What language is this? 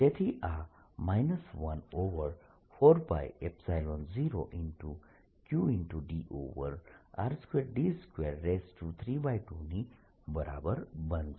Gujarati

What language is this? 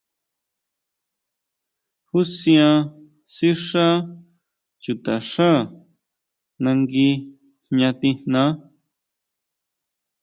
Huautla Mazatec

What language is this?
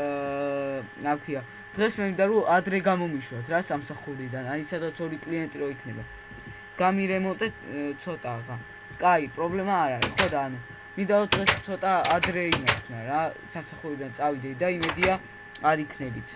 English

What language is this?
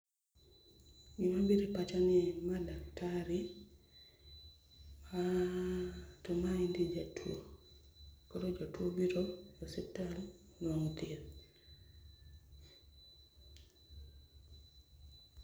Luo (Kenya and Tanzania)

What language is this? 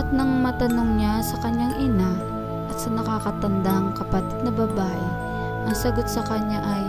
Filipino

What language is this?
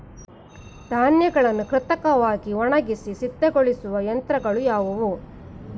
Kannada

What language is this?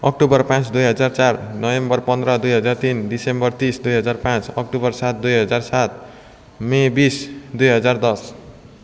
Nepali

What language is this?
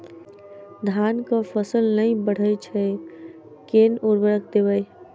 Maithili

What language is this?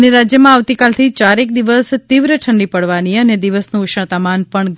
Gujarati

